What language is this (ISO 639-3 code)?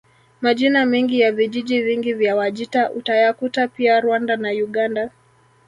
swa